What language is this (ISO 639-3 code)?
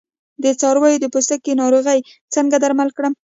pus